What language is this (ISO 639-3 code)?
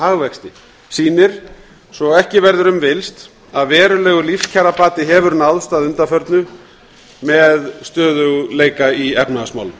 isl